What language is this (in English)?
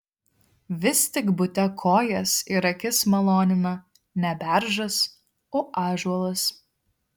Lithuanian